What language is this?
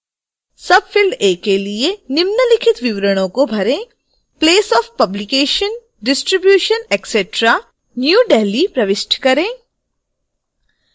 Hindi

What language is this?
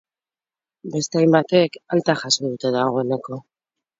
Basque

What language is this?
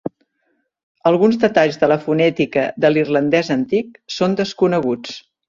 Catalan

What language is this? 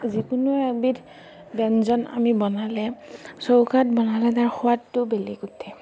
Assamese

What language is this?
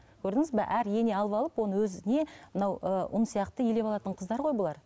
Kazakh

